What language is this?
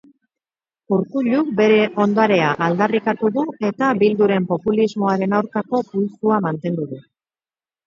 Basque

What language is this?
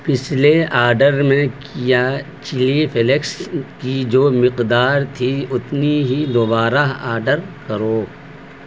Urdu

